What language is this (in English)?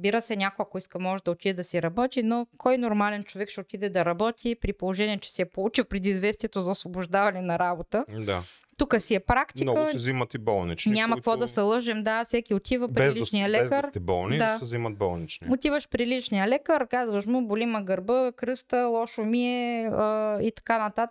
Bulgarian